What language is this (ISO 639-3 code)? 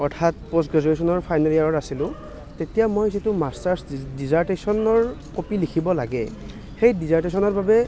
asm